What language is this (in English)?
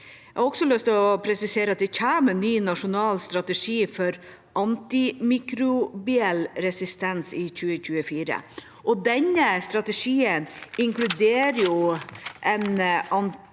Norwegian